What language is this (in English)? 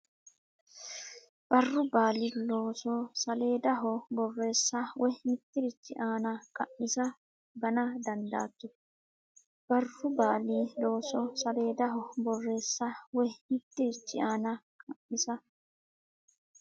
Sidamo